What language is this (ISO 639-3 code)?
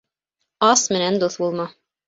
bak